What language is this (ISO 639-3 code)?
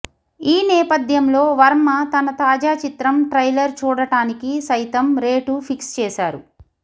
tel